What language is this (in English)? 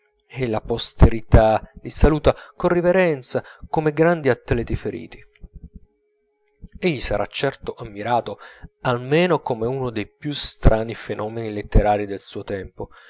Italian